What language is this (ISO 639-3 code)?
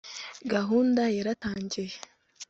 kin